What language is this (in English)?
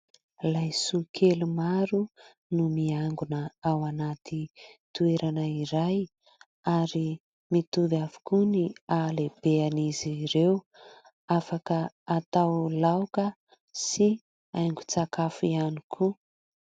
Malagasy